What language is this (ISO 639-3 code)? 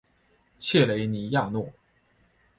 zho